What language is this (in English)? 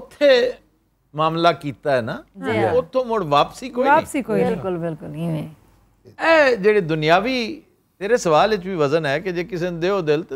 Arabic